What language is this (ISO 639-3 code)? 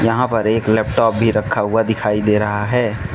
hin